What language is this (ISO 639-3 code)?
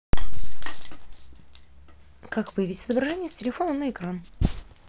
rus